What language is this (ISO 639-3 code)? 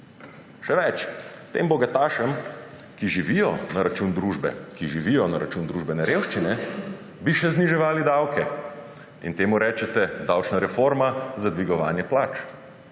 slv